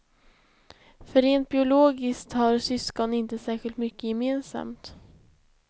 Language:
Swedish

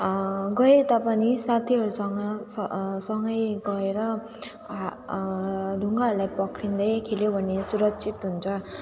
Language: Nepali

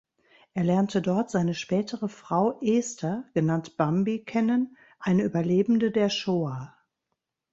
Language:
German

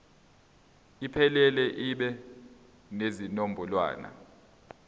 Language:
Zulu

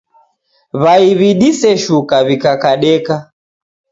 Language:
Taita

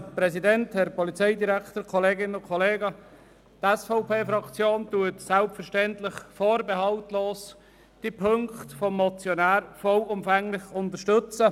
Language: Swiss German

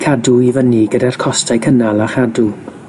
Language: Welsh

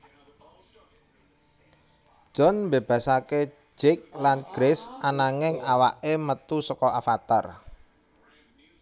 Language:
Javanese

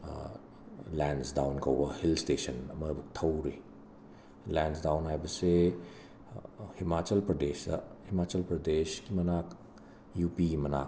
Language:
Manipuri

